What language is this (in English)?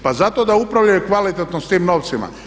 Croatian